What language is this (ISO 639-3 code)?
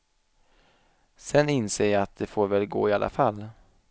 swe